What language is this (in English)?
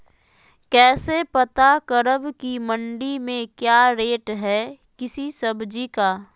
Magahi